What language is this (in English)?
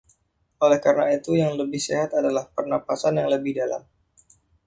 Indonesian